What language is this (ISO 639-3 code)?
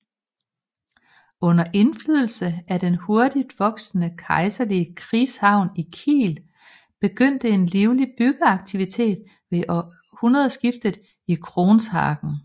dan